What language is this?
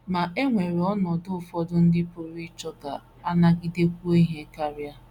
Igbo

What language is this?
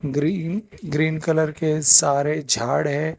Hindi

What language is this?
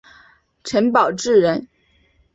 Chinese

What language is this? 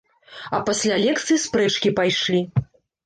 Belarusian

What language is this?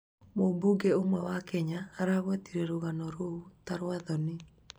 Kikuyu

